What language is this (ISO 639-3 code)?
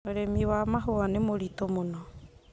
kik